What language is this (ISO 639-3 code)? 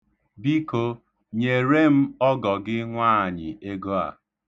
ibo